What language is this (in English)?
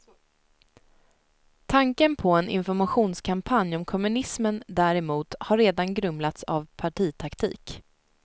Swedish